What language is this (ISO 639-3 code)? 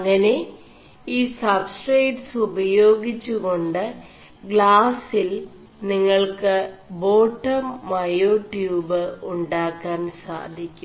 mal